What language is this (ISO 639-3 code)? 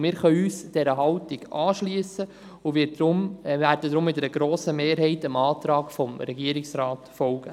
gsw